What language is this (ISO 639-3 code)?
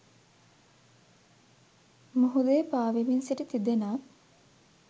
sin